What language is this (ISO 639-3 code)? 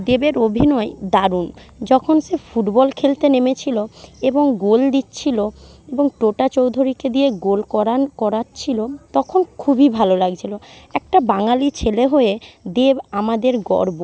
ben